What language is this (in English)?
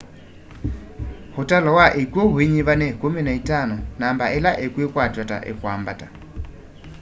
Kamba